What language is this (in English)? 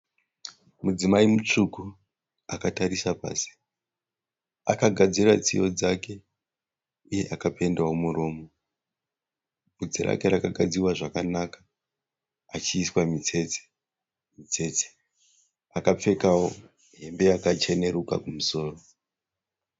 Shona